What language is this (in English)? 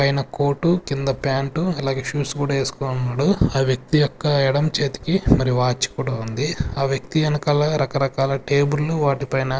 Telugu